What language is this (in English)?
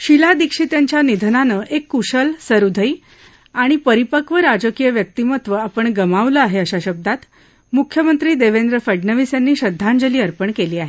Marathi